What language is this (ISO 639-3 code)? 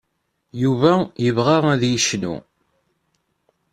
kab